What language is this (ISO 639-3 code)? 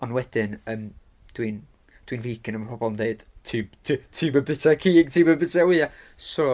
cym